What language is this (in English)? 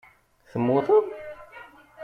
Kabyle